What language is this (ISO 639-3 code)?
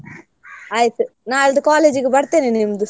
kan